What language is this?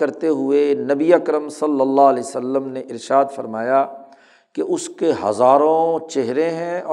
Urdu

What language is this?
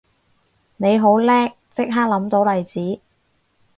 Cantonese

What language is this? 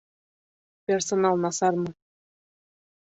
Bashkir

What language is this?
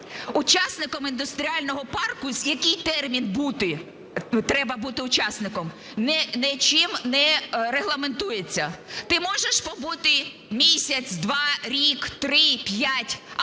Ukrainian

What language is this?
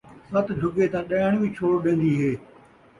Saraiki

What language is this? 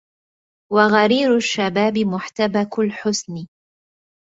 Arabic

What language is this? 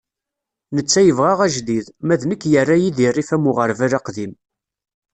Kabyle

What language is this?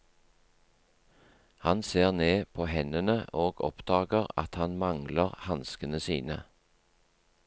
Norwegian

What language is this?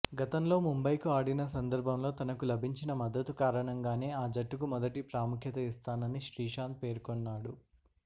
Telugu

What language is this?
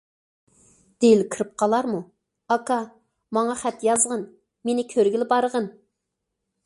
Uyghur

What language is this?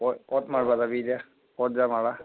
Assamese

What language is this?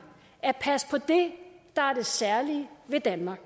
Danish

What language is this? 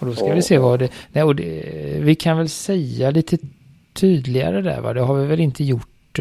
Swedish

